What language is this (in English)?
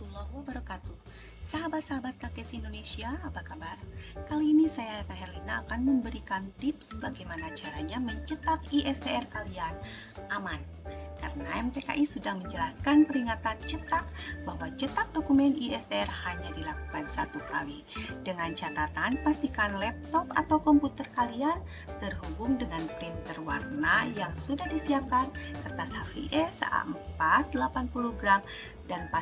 Indonesian